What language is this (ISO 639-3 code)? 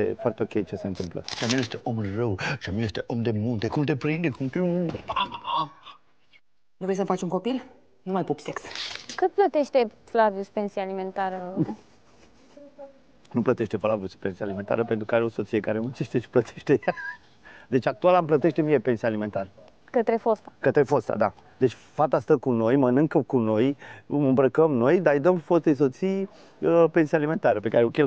ron